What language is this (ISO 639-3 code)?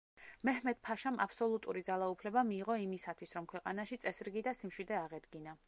kat